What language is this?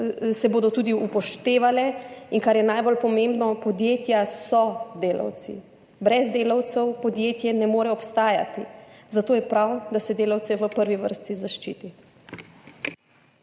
Slovenian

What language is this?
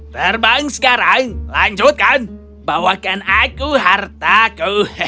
Indonesian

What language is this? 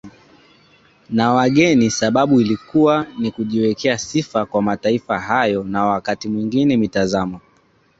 Swahili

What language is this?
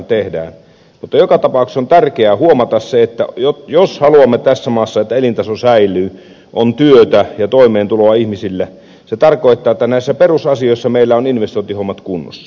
Finnish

